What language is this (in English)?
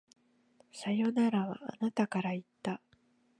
Japanese